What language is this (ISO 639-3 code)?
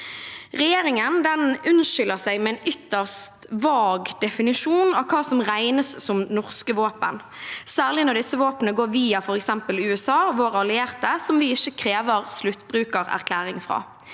nor